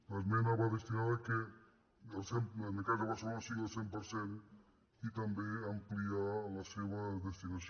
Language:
Catalan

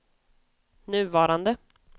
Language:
Swedish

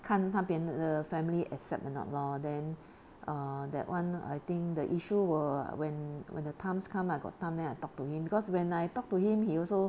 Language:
English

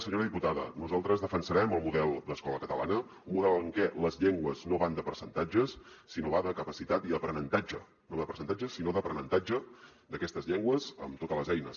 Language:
Catalan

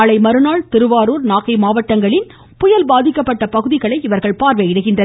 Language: Tamil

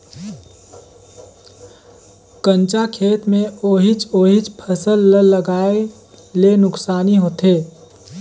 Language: Chhattisgarhi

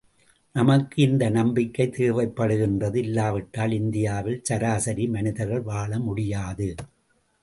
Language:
Tamil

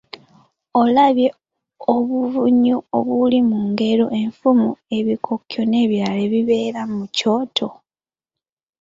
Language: Ganda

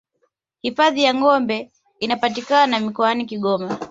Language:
Swahili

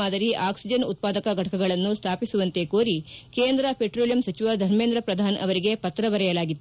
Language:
Kannada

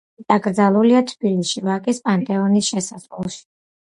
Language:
Georgian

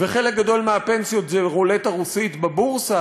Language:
Hebrew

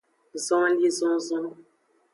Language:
Aja (Benin)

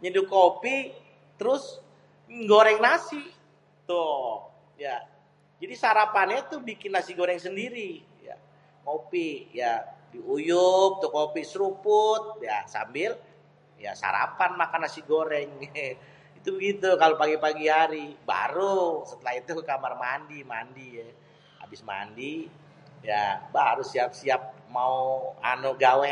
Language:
Betawi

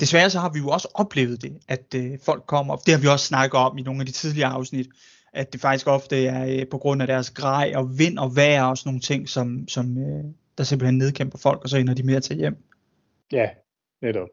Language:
Danish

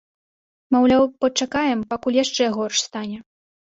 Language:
Belarusian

